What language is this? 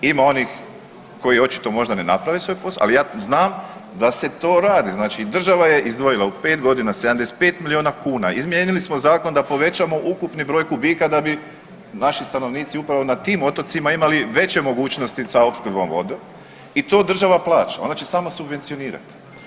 Croatian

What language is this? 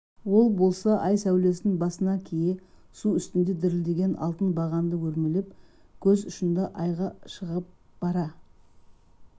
Kazakh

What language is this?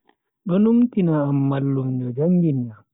Bagirmi Fulfulde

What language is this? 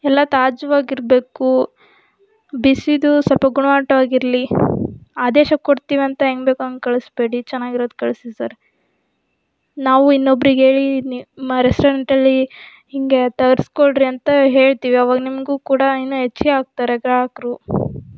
Kannada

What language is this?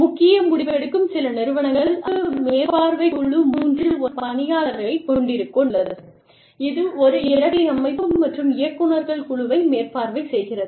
Tamil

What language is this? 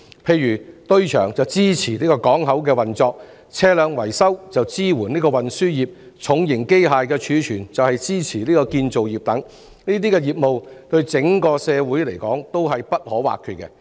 Cantonese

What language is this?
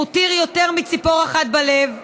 Hebrew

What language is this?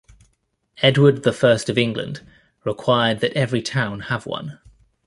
English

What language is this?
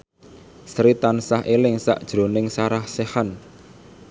Javanese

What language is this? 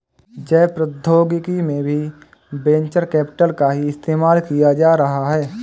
Hindi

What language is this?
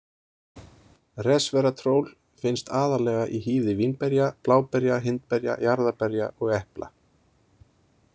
Icelandic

